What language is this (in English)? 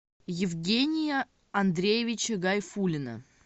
Russian